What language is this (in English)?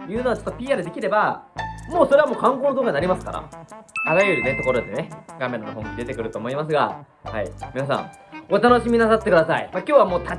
Japanese